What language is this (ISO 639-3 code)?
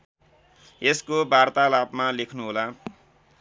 nep